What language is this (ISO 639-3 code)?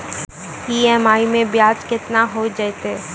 mai